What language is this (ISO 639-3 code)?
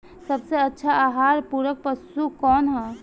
bho